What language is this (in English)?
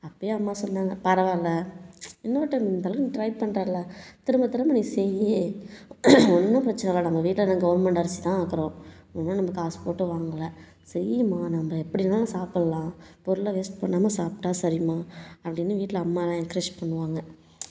Tamil